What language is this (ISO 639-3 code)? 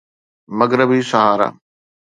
snd